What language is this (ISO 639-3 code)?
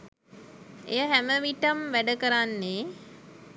sin